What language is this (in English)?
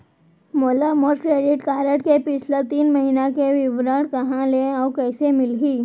Chhattisgarhi